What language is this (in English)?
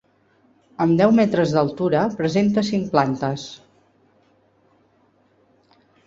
Catalan